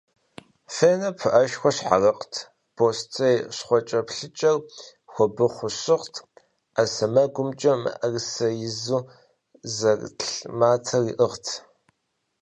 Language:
Kabardian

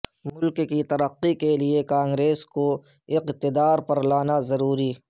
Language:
Urdu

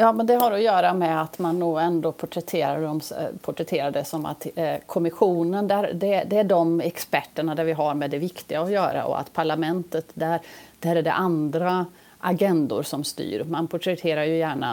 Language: Swedish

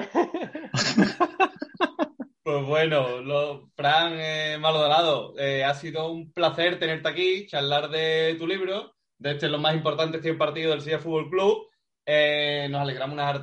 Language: Spanish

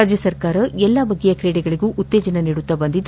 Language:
Kannada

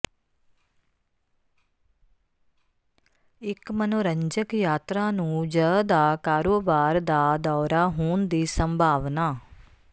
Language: Punjabi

